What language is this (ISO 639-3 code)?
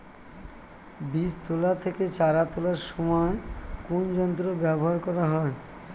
ben